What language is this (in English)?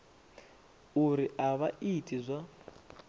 Venda